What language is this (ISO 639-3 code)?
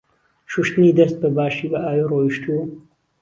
ckb